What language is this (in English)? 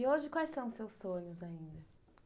Portuguese